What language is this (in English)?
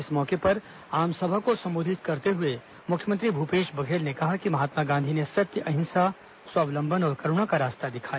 Hindi